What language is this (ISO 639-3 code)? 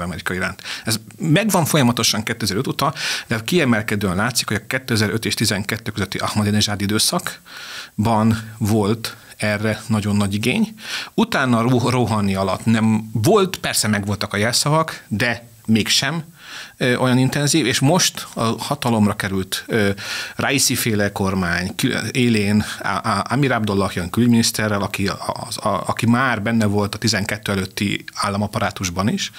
hun